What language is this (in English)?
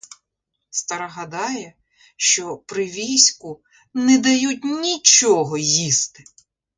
Ukrainian